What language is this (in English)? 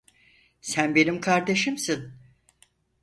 Turkish